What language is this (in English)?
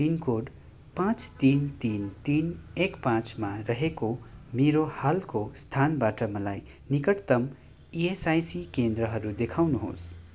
Nepali